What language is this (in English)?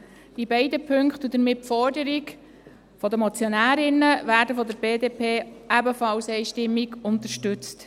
Swiss German